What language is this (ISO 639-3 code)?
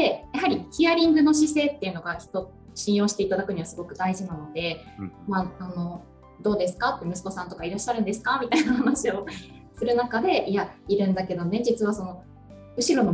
jpn